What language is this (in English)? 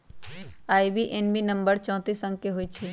Magahi